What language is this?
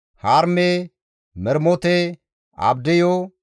Gamo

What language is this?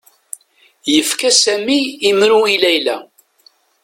Kabyle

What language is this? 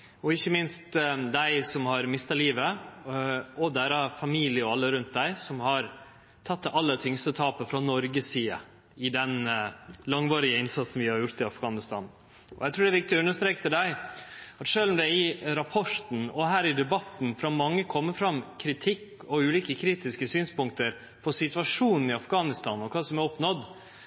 Norwegian Nynorsk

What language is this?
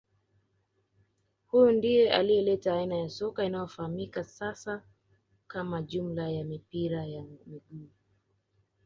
Swahili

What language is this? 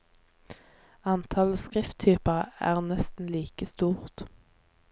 Norwegian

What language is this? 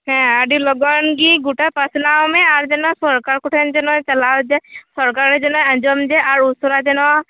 Santali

